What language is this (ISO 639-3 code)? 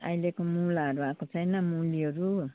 nep